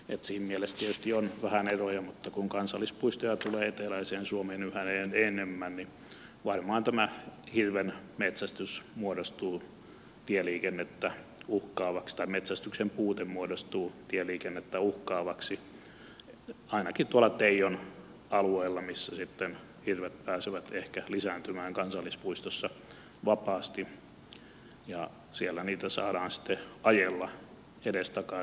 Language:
Finnish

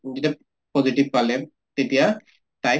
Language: Assamese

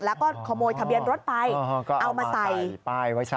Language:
Thai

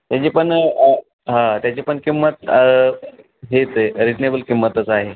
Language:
Marathi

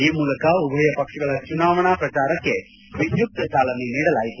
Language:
Kannada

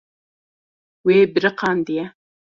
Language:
Kurdish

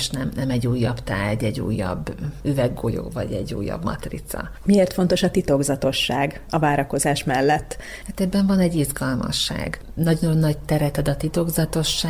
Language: Hungarian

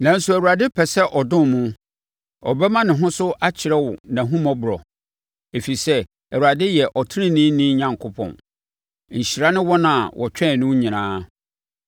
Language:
Akan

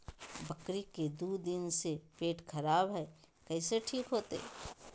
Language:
Magahi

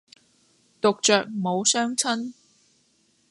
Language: Cantonese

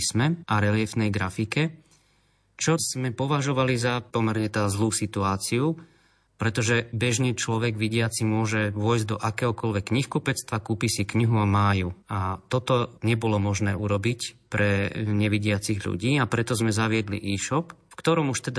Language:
Slovak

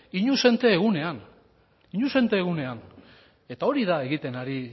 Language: Basque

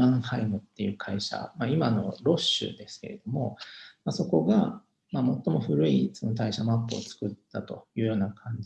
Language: Japanese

